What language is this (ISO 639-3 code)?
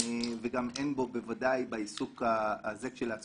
heb